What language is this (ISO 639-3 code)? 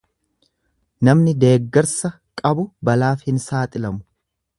orm